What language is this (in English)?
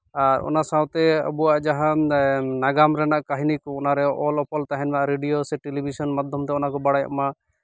Santali